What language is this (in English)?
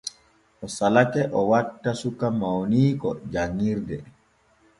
Borgu Fulfulde